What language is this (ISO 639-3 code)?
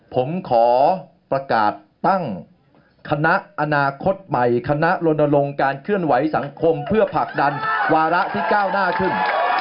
tha